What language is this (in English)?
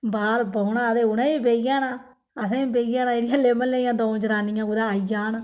Dogri